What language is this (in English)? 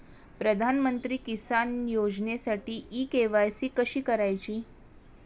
Marathi